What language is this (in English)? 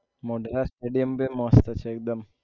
Gujarati